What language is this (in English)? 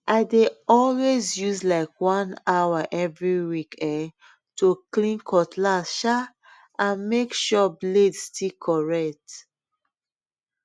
Nigerian Pidgin